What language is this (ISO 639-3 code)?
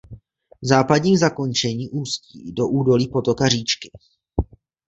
ces